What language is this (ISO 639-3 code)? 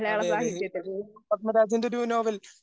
mal